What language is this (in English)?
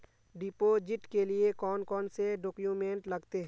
Magahi